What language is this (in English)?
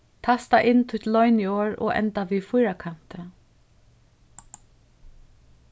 Faroese